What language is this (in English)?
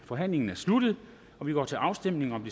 Danish